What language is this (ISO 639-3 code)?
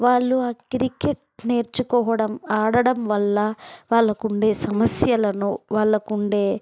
tel